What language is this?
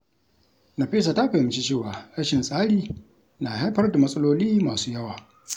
Hausa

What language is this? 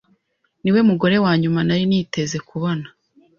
Kinyarwanda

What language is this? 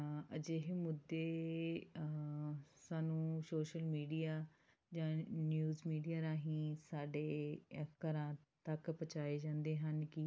Punjabi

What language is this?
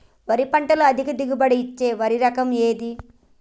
Telugu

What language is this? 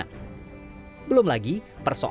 Indonesian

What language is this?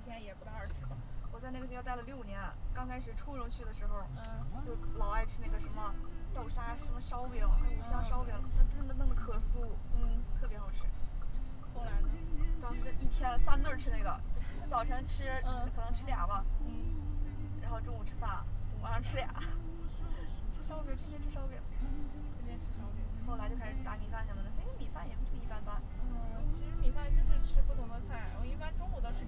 Chinese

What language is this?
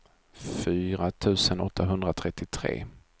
Swedish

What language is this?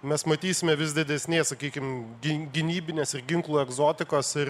Lithuanian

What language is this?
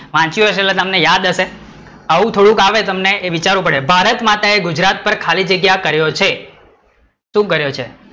Gujarati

